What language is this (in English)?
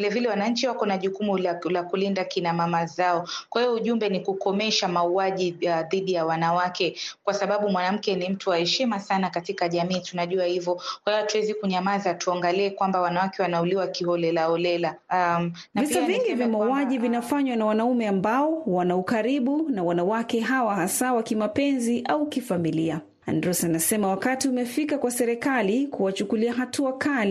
Swahili